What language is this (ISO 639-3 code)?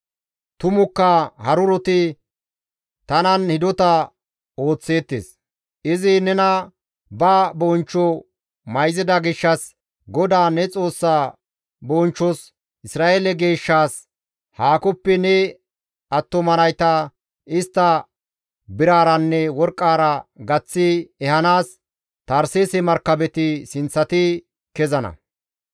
gmv